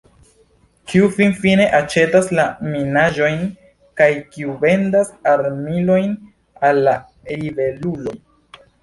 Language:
Esperanto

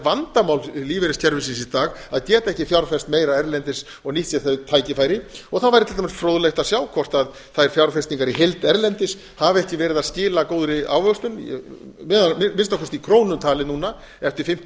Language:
Icelandic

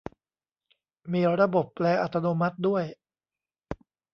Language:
Thai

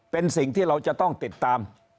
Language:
Thai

